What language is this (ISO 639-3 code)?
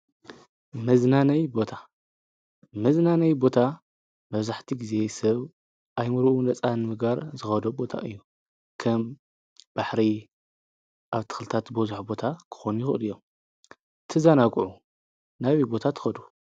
tir